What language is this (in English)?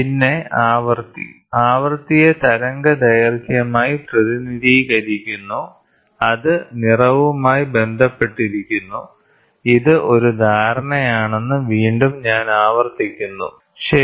Malayalam